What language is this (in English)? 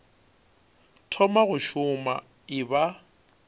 Northern Sotho